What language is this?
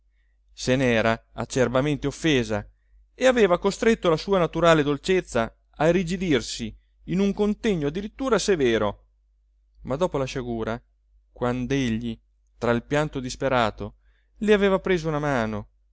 Italian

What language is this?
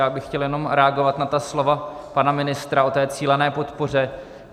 Czech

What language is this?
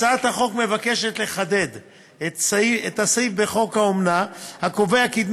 Hebrew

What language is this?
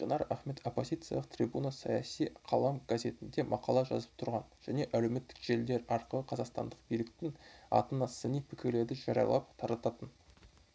Kazakh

